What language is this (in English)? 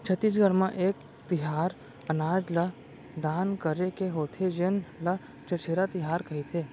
Chhattisgarhi